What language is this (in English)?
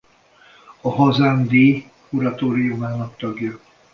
Hungarian